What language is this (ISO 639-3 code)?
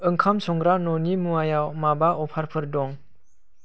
brx